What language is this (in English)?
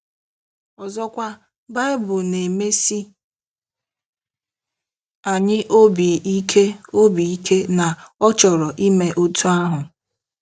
Igbo